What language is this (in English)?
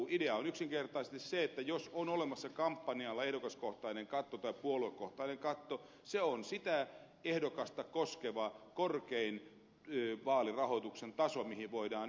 Finnish